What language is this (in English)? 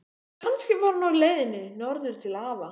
Icelandic